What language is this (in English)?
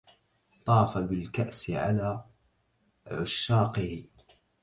Arabic